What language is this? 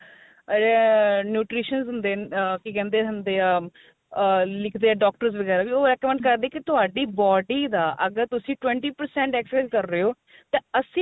Punjabi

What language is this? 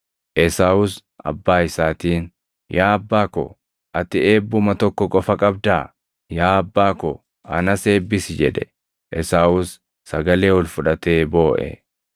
Oromo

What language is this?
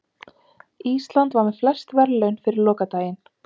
Icelandic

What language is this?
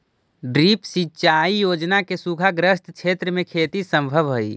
Magahi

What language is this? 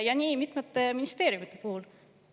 Estonian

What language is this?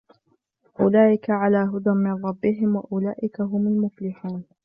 Arabic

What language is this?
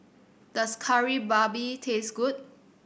English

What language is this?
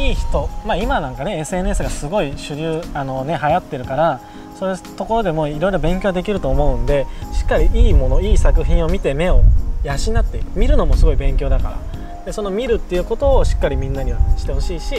Japanese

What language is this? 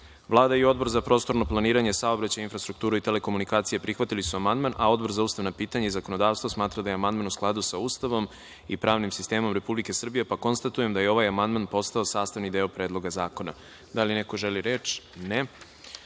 Serbian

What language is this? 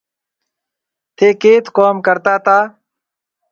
Marwari (Pakistan)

